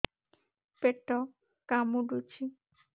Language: Odia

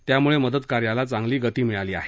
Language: Marathi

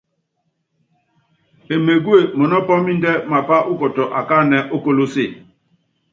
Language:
Yangben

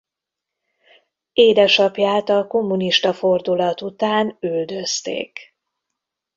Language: Hungarian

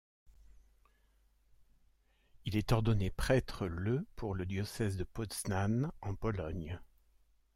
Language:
French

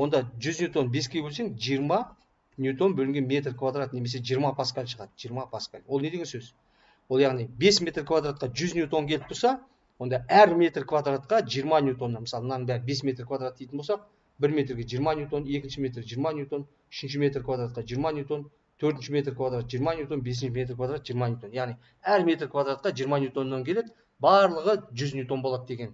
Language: Turkish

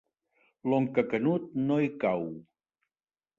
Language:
Catalan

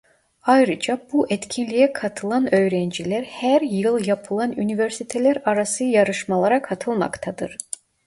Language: Turkish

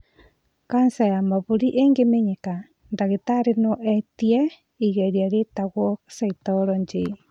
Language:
Kikuyu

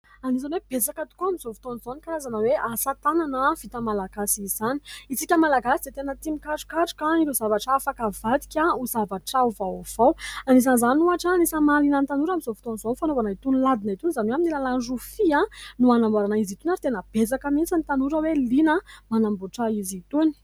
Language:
Malagasy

